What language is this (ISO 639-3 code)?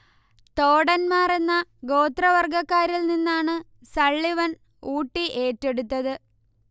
mal